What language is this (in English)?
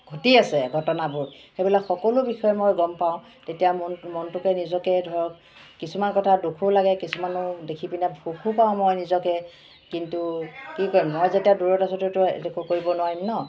Assamese